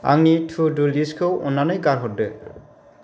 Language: Bodo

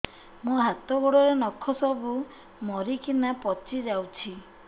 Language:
Odia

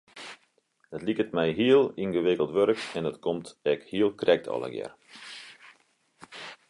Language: Western Frisian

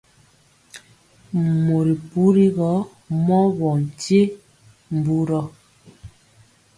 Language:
Mpiemo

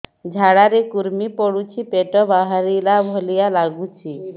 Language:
Odia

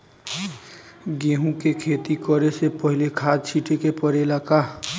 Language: Bhojpuri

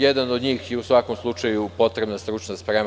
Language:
Serbian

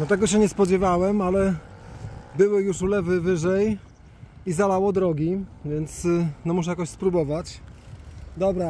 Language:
Polish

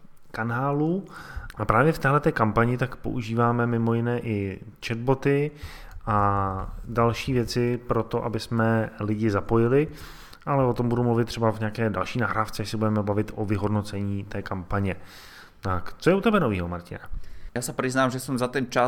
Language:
Czech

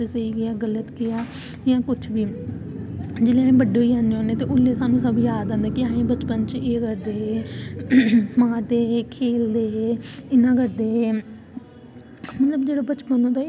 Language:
Dogri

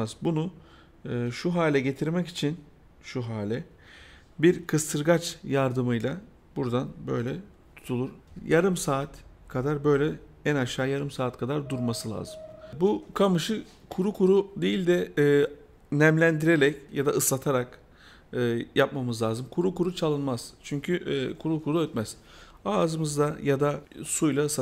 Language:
Turkish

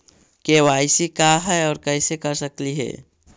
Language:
Magahi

